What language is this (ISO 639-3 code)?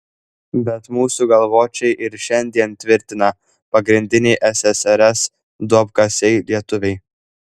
lit